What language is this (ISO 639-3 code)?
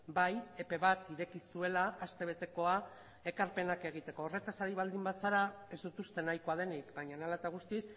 eus